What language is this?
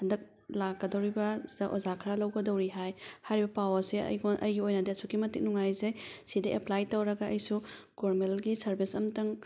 Manipuri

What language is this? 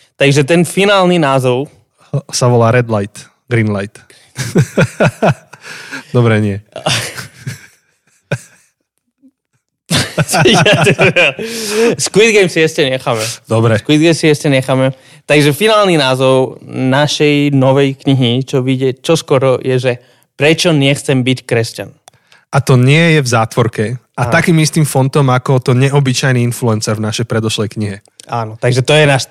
Slovak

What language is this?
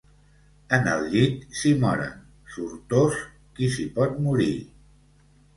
Catalan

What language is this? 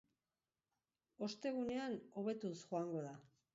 Basque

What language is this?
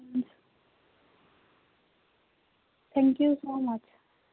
Punjabi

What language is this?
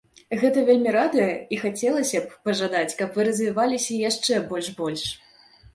Belarusian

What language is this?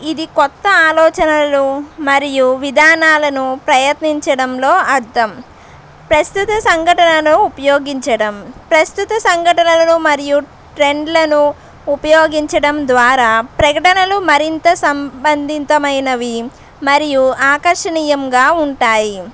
Telugu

